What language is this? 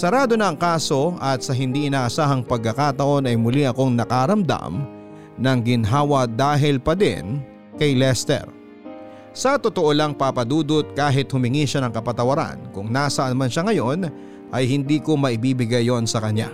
Filipino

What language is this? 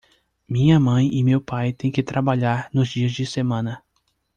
Portuguese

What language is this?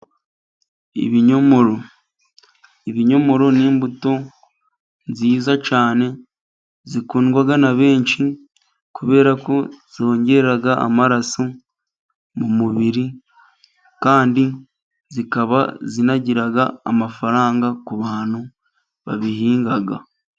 Kinyarwanda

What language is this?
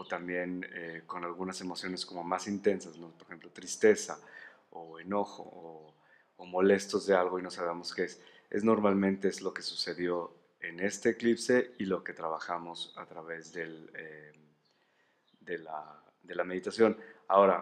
Spanish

